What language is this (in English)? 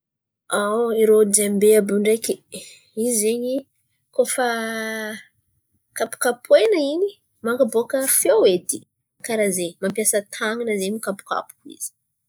Antankarana Malagasy